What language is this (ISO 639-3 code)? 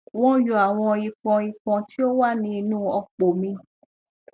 yor